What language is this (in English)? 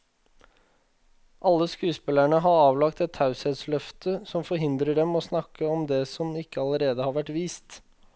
Norwegian